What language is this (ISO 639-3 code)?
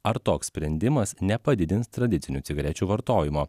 lit